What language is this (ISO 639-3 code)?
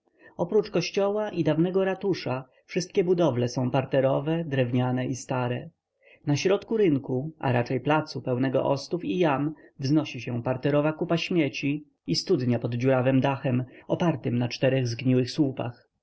pol